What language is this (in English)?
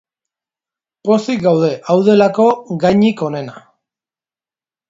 Basque